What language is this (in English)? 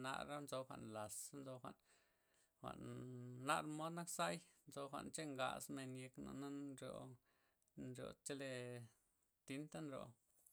Loxicha Zapotec